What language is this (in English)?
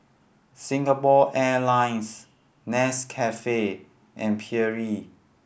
English